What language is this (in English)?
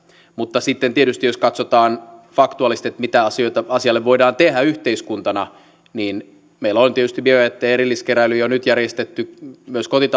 Finnish